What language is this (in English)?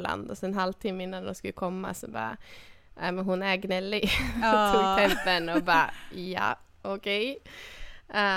Swedish